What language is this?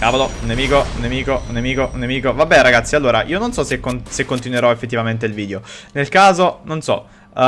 Italian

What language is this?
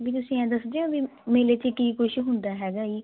Punjabi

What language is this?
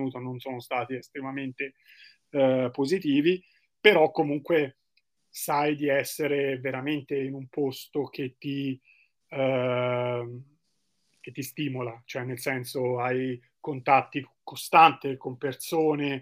Italian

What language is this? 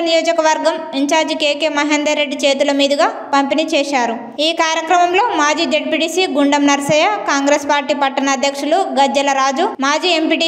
Telugu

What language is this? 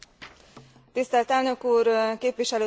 Hungarian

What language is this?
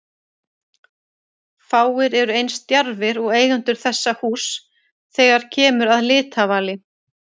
Icelandic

